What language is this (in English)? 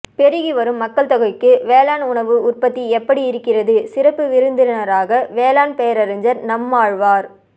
Tamil